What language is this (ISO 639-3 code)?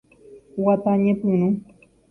grn